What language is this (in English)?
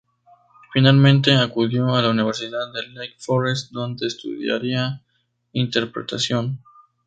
Spanish